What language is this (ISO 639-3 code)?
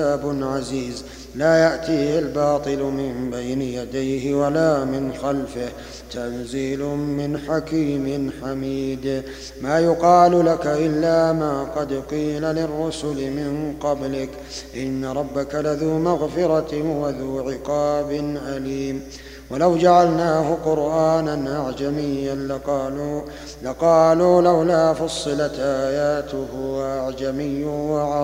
ara